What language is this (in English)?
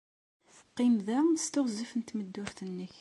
Kabyle